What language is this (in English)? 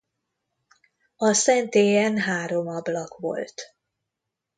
Hungarian